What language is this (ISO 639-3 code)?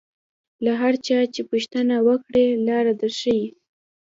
pus